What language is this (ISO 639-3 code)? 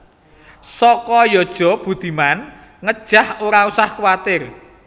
jav